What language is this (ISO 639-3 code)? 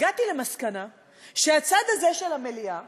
heb